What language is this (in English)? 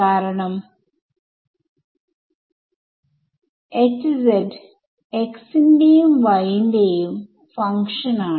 Malayalam